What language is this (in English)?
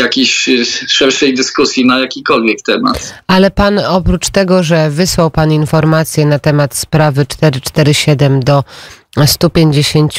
Polish